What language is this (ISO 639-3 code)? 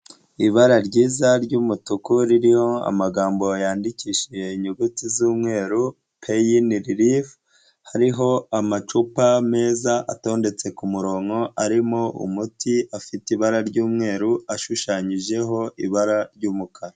kin